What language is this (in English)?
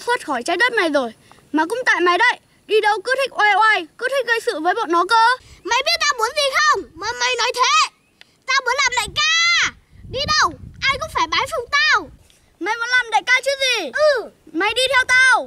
Vietnamese